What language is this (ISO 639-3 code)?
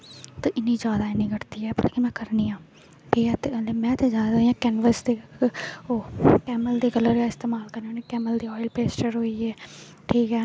doi